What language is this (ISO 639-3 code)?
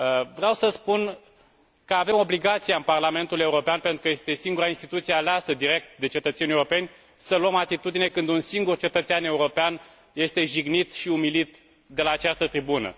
ron